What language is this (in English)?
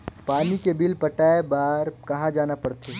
Chhattisgarhi